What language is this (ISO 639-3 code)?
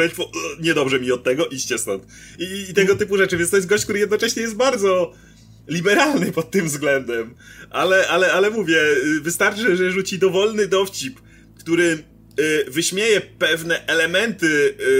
pol